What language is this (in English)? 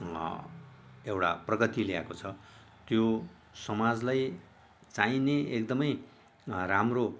Nepali